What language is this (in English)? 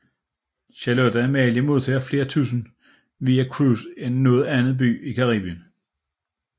Danish